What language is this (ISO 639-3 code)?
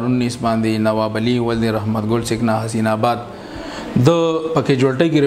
fra